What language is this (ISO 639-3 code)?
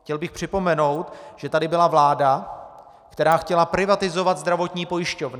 ces